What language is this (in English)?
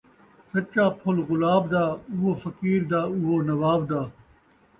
Saraiki